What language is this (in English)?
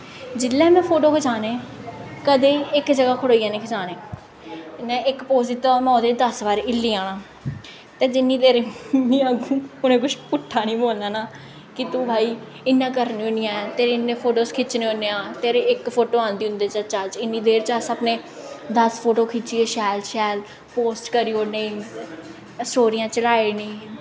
Dogri